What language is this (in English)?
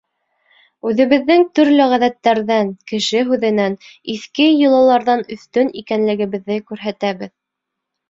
Bashkir